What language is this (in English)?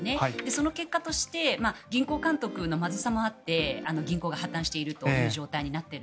Japanese